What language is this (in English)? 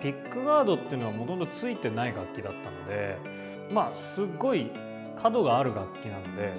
Japanese